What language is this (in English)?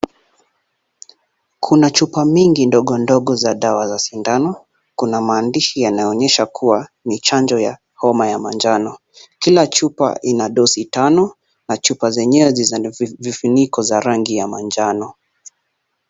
Swahili